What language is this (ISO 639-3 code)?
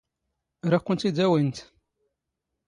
zgh